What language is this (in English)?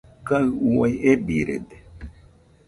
Nüpode Huitoto